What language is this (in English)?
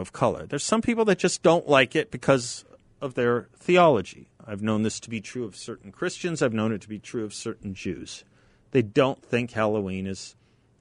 English